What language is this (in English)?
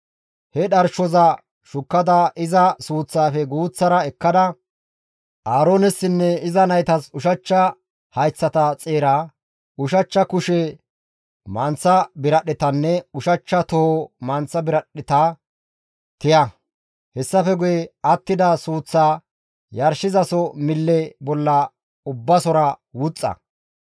Gamo